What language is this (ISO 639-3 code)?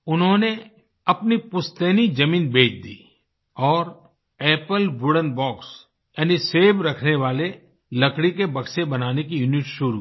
hin